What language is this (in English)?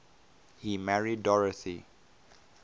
English